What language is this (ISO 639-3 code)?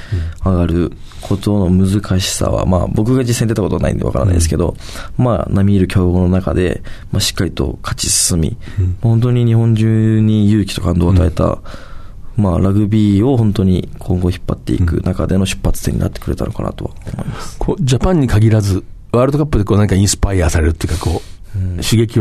jpn